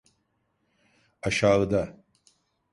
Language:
Turkish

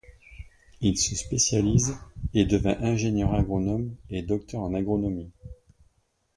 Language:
French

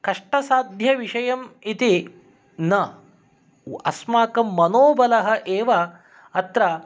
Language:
Sanskrit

